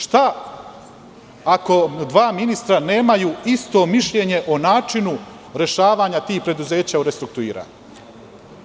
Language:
Serbian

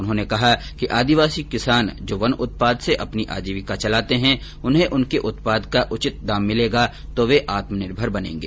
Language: Hindi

